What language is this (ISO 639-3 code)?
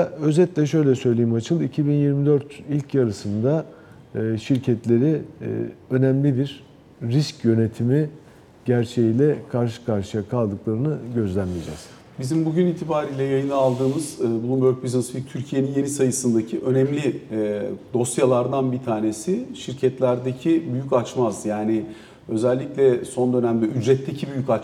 tur